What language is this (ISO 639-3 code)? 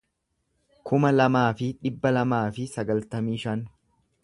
orm